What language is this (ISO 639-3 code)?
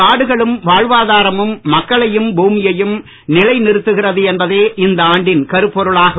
tam